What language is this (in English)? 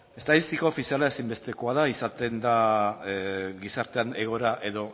Basque